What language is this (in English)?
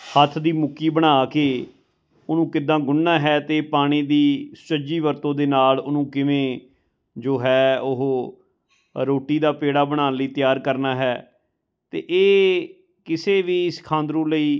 Punjabi